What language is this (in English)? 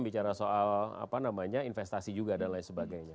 Indonesian